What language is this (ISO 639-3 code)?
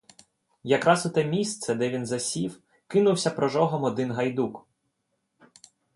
ukr